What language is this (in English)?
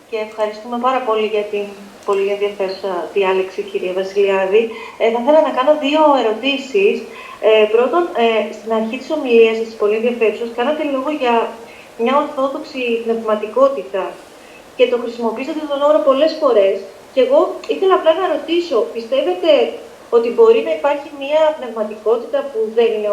Greek